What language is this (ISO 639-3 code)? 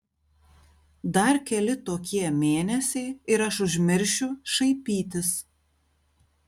lit